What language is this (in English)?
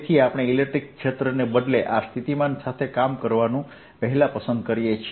Gujarati